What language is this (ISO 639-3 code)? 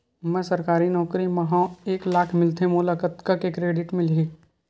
hne